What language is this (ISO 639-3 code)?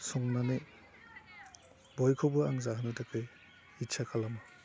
brx